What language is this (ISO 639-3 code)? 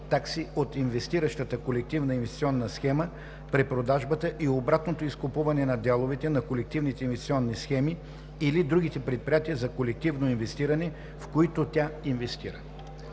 bul